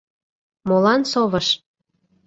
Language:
Mari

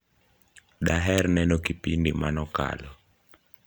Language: Luo (Kenya and Tanzania)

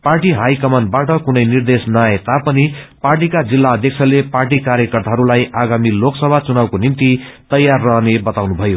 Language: Nepali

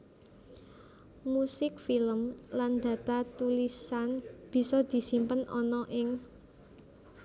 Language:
Javanese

